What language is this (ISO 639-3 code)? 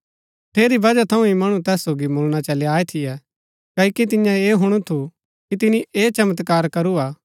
gbk